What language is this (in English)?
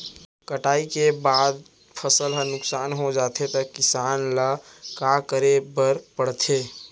Chhattisgarhi